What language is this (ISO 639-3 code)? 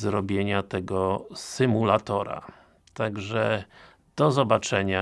pol